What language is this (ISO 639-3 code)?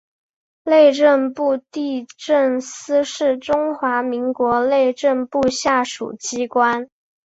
zho